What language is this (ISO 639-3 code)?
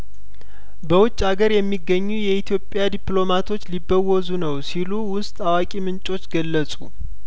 amh